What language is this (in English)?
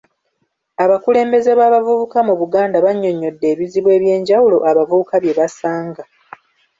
Ganda